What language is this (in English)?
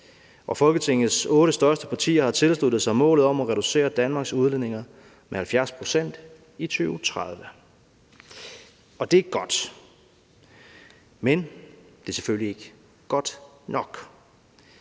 Danish